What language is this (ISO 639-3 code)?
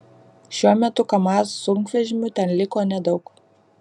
lit